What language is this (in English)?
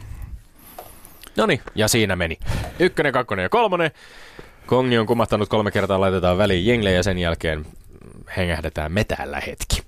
Finnish